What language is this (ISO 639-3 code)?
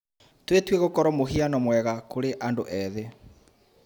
kik